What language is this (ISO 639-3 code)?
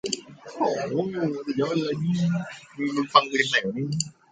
tha